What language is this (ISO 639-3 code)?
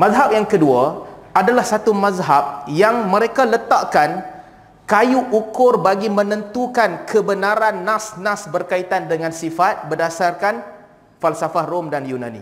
msa